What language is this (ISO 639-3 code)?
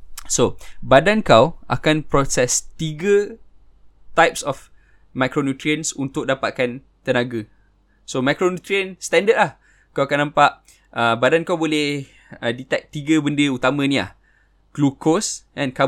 msa